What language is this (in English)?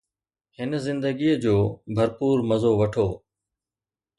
Sindhi